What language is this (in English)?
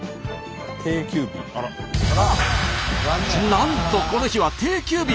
Japanese